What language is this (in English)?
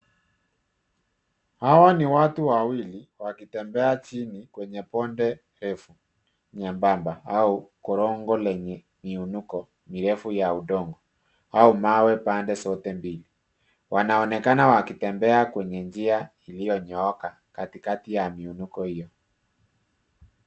Swahili